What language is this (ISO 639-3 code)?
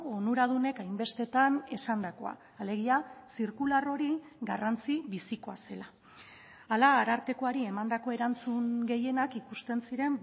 eus